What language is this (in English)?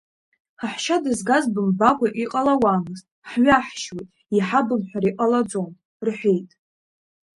Abkhazian